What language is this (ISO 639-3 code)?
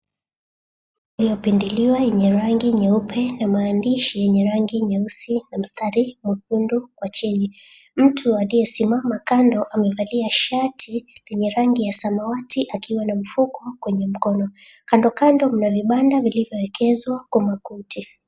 swa